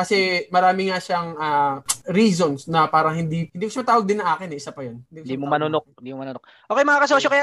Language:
Filipino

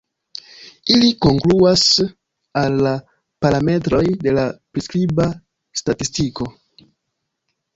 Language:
Esperanto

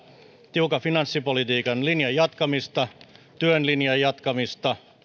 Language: Finnish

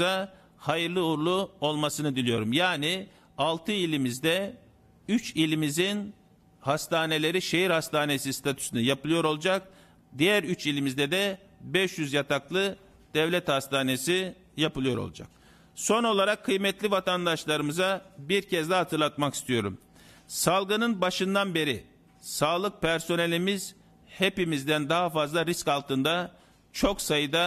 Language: Turkish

